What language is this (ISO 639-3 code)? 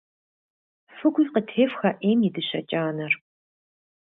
kbd